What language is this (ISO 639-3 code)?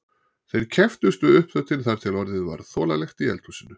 isl